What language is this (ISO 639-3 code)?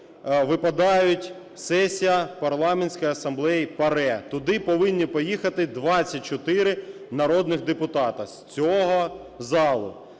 ukr